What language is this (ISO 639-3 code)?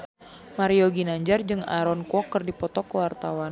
sun